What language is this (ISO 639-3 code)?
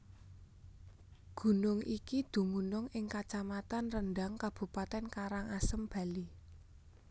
jav